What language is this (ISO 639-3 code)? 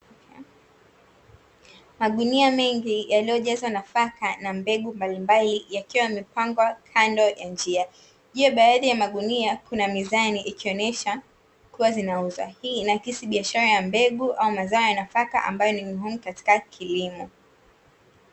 swa